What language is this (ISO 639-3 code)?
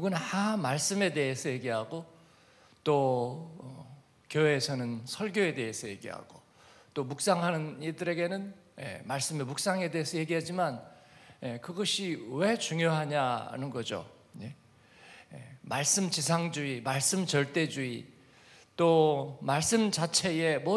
kor